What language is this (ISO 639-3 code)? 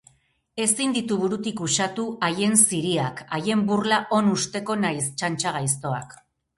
eus